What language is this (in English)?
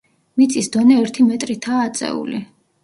Georgian